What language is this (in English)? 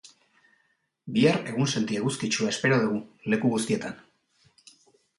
Basque